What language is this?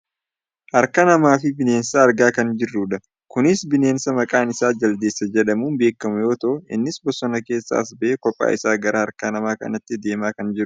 Oromo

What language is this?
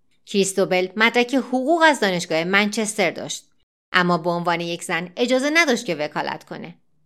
Persian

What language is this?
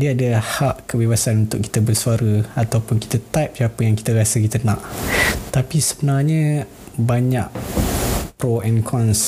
Malay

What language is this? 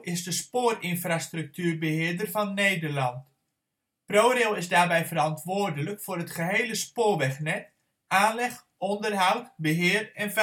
Dutch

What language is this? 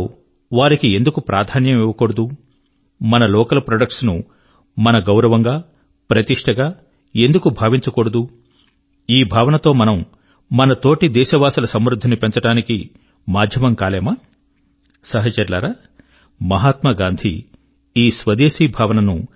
Telugu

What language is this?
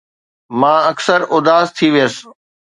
Sindhi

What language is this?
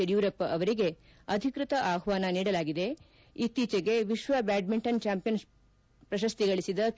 Kannada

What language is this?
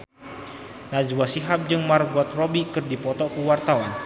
Sundanese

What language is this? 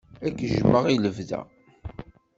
Kabyle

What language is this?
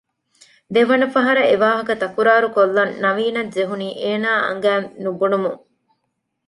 Divehi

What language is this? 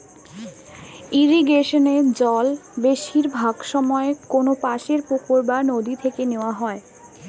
Bangla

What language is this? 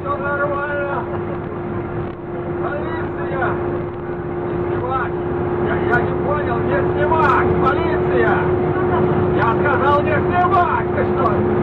Russian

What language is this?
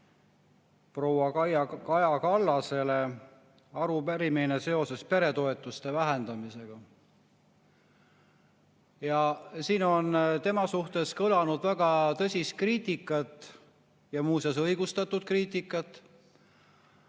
Estonian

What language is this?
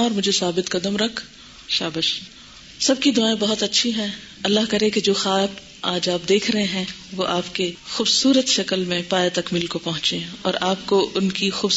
Urdu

